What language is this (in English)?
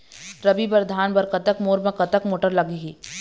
Chhattisgarhi